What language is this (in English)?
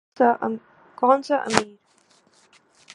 Urdu